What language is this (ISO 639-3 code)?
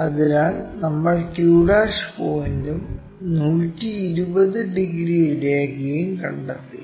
mal